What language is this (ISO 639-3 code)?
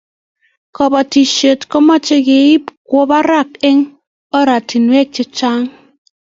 kln